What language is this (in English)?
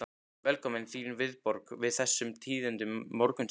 Icelandic